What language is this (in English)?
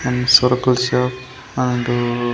Telugu